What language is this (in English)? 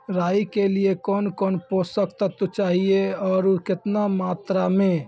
Maithili